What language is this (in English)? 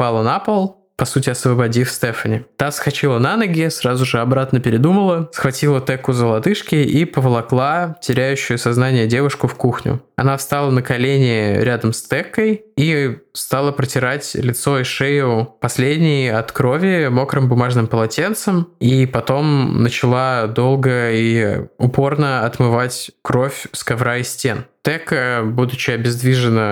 Russian